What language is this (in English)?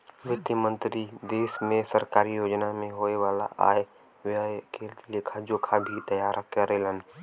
Bhojpuri